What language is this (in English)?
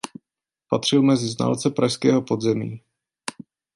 Czech